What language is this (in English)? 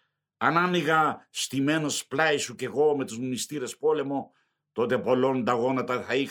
Greek